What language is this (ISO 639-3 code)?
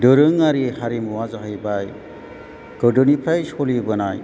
brx